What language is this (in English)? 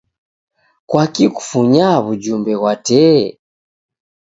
Taita